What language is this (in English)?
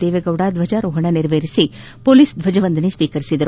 Kannada